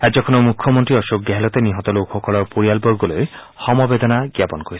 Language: Assamese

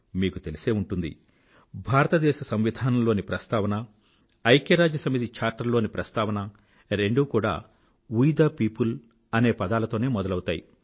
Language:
Telugu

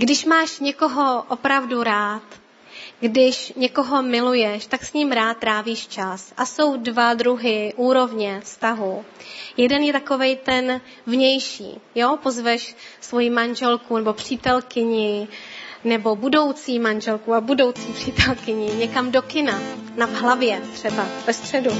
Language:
Czech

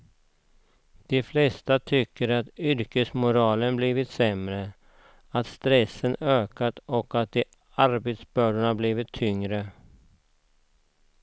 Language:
Swedish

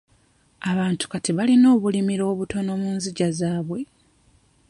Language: Ganda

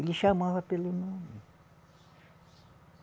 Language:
Portuguese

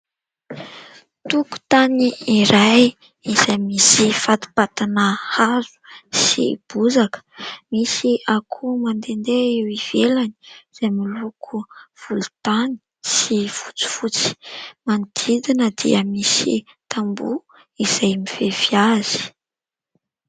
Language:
Malagasy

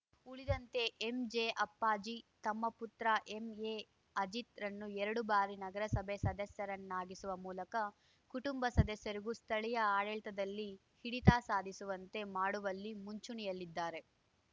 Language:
Kannada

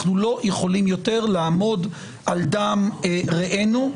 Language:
Hebrew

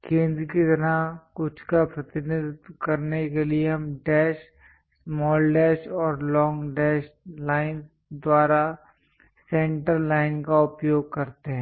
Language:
Hindi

